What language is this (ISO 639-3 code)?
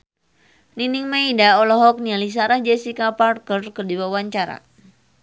sun